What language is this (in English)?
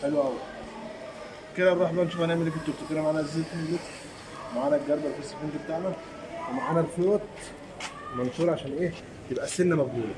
Arabic